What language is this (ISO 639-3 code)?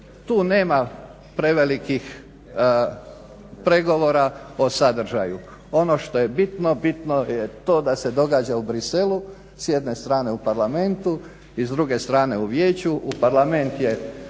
hrv